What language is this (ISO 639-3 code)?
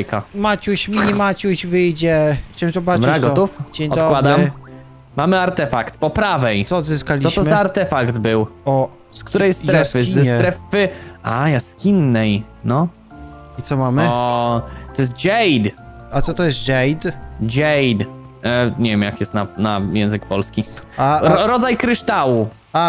pol